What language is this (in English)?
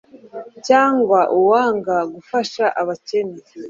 Kinyarwanda